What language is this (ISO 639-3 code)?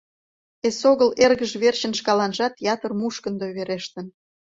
chm